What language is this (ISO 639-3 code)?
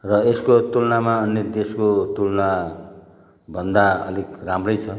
nep